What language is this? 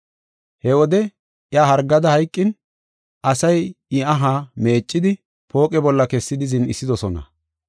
Gofa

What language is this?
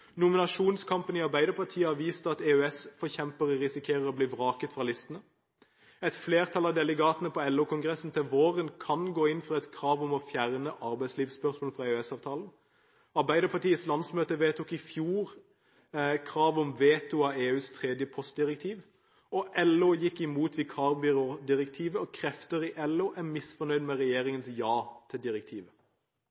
Norwegian Bokmål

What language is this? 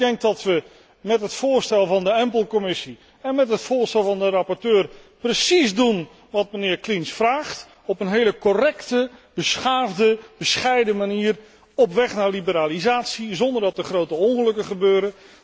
Dutch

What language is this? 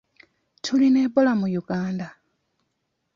Ganda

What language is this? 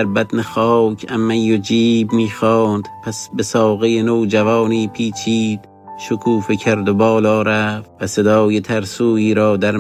Persian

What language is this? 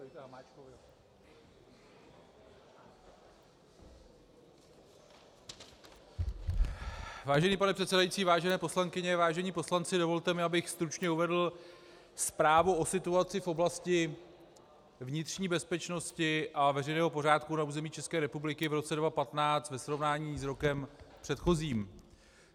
Czech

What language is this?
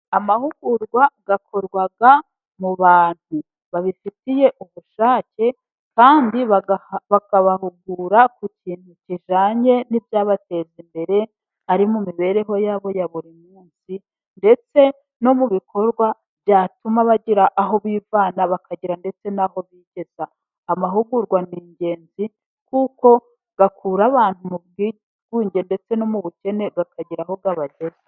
Kinyarwanda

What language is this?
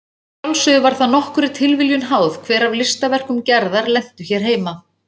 Icelandic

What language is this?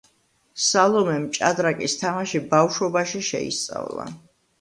Georgian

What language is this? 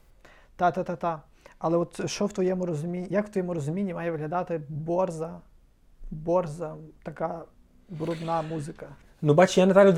Ukrainian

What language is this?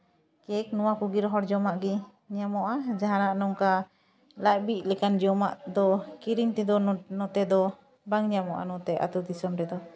Santali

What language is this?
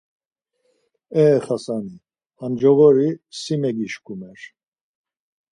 Laz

